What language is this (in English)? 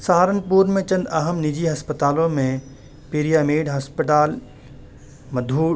Urdu